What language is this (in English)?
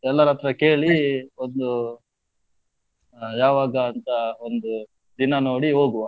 Kannada